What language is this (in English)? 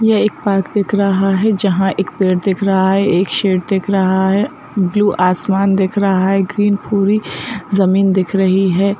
Hindi